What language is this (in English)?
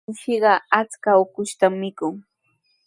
Sihuas Ancash Quechua